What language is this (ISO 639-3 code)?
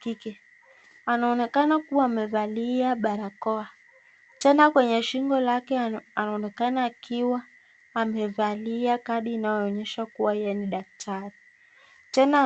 swa